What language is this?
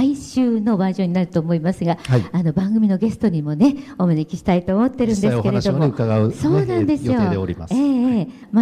Japanese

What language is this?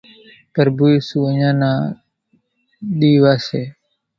Kachi Koli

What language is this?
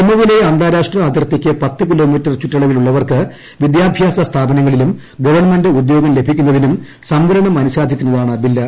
Malayalam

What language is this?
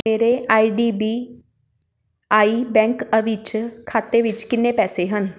Punjabi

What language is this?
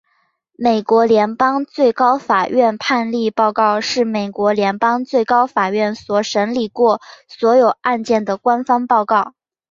Chinese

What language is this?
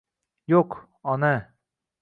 Uzbek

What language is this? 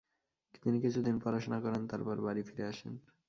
Bangla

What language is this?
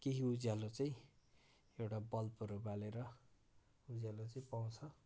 Nepali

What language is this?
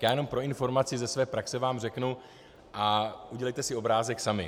Czech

